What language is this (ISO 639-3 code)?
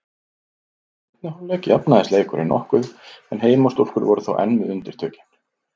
isl